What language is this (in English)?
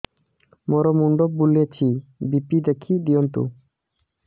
Odia